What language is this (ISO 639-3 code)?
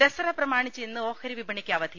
mal